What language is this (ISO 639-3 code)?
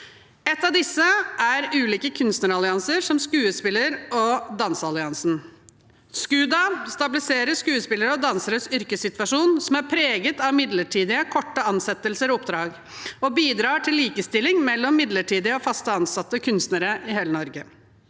nor